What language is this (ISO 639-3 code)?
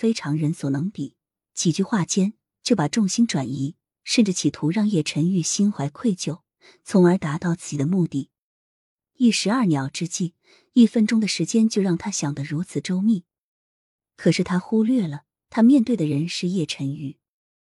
zho